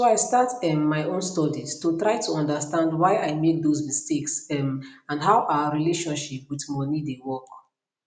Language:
Nigerian Pidgin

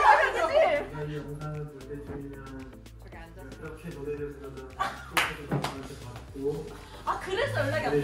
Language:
Korean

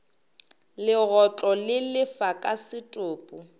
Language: Northern Sotho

